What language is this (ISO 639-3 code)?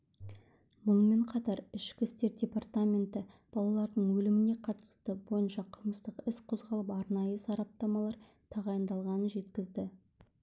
kaz